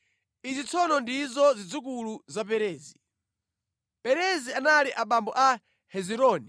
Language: Nyanja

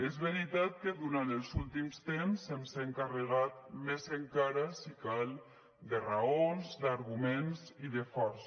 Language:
Catalan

